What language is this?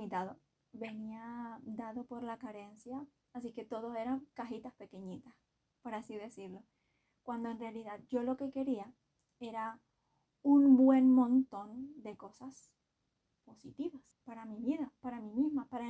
Spanish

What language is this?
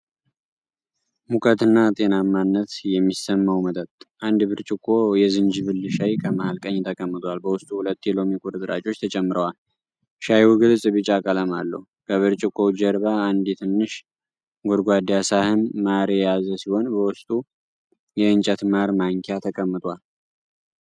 Amharic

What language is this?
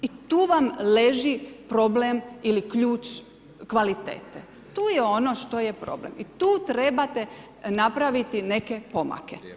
Croatian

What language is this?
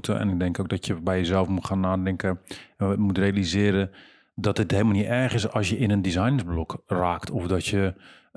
Dutch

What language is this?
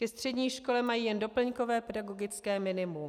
Czech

